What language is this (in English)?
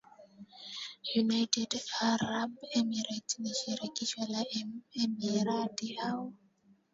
Swahili